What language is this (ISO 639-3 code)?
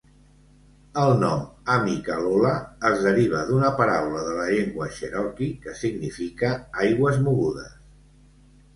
cat